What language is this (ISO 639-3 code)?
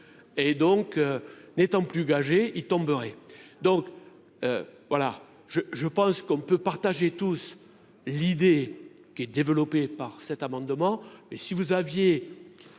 fra